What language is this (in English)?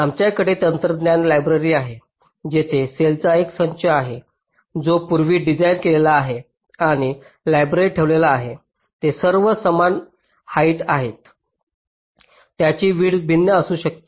Marathi